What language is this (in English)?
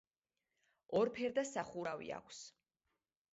Georgian